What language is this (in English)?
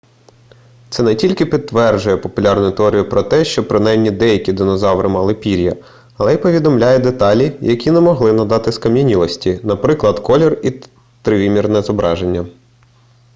Ukrainian